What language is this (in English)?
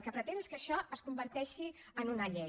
Catalan